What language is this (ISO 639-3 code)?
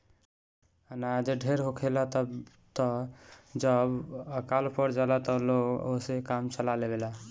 bho